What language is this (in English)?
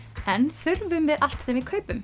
Icelandic